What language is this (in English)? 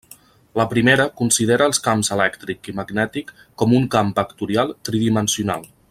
Catalan